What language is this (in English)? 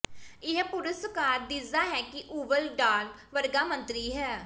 Punjabi